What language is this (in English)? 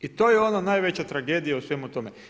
Croatian